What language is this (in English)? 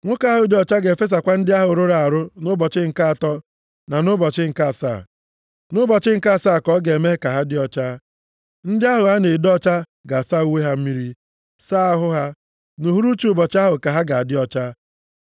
Igbo